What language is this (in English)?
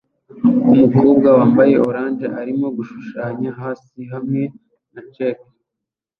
Kinyarwanda